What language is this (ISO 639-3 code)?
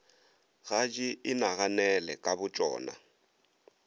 nso